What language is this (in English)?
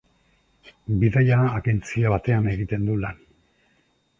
Basque